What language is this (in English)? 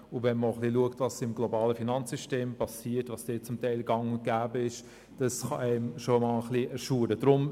Swiss German